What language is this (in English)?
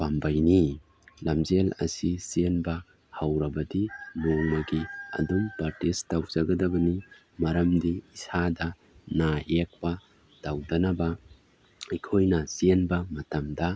Manipuri